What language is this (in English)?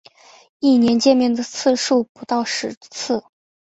Chinese